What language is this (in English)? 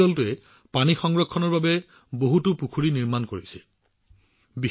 Assamese